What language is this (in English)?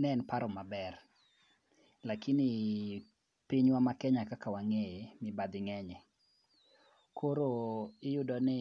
Luo (Kenya and Tanzania)